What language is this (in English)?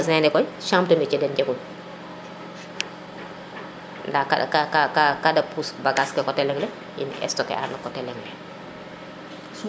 Serer